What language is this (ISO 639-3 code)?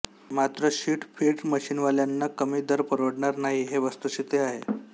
mar